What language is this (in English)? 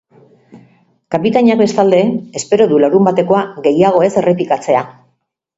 Basque